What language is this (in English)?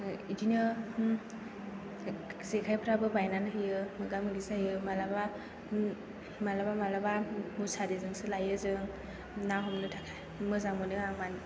Bodo